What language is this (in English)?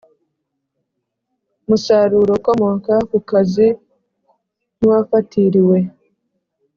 Kinyarwanda